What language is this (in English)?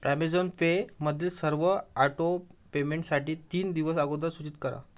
Marathi